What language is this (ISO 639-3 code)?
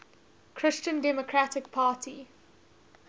eng